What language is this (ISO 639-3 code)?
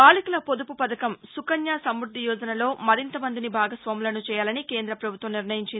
tel